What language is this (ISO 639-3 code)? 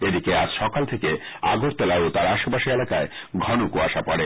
ben